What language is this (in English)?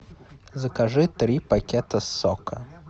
Russian